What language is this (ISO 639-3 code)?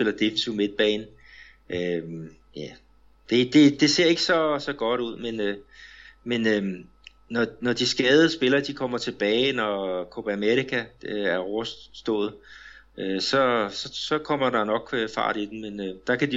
dan